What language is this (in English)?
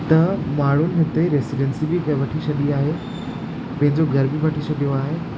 Sindhi